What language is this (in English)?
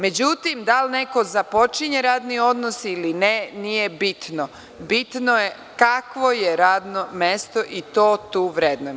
Serbian